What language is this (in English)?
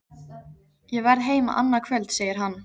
Icelandic